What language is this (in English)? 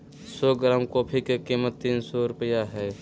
Magahi